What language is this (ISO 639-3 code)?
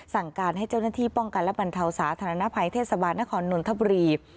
tha